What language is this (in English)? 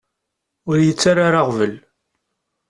Kabyle